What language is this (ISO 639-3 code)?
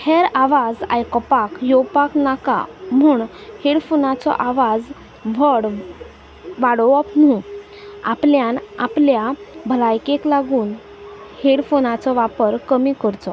kok